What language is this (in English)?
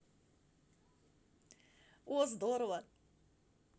Russian